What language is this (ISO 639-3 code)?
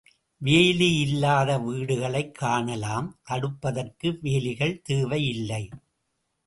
tam